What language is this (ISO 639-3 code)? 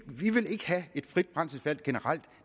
dan